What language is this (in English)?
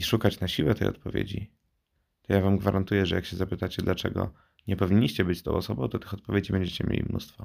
Polish